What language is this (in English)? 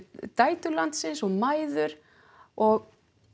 Icelandic